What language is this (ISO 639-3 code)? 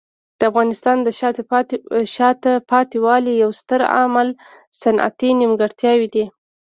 pus